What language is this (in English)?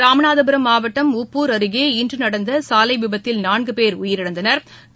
Tamil